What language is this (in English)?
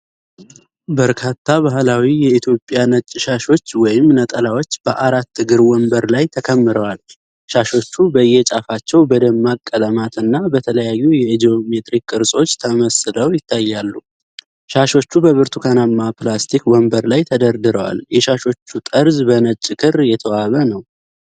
Amharic